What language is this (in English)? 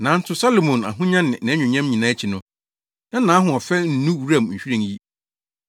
Akan